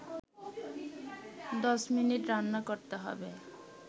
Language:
Bangla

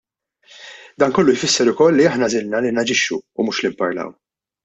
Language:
Maltese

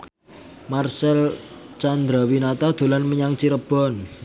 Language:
Javanese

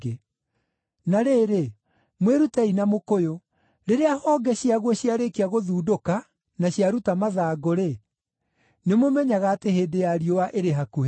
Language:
Kikuyu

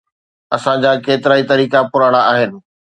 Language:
Sindhi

